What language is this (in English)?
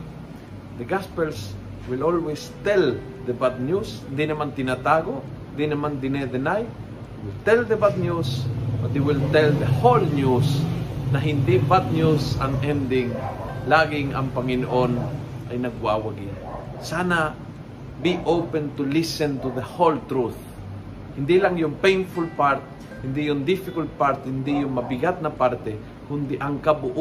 Filipino